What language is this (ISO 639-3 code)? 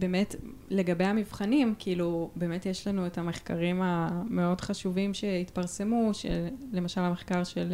heb